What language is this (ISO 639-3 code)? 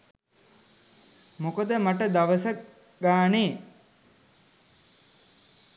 sin